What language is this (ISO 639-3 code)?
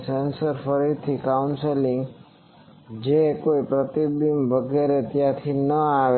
guj